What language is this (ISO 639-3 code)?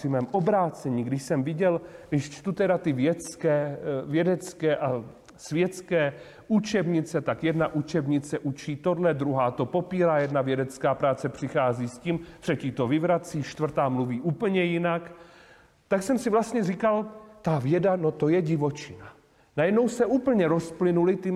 ces